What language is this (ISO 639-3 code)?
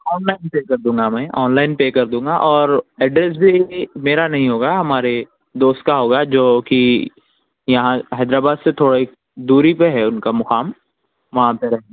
urd